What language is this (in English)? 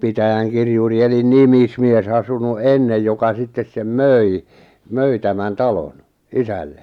Finnish